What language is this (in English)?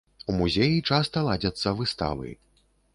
Belarusian